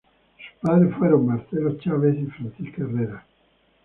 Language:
Spanish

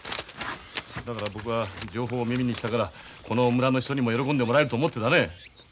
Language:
Japanese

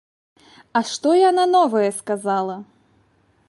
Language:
Belarusian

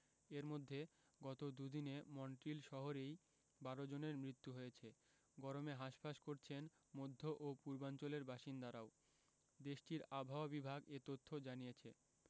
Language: Bangla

